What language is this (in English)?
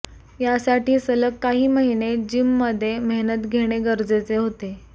Marathi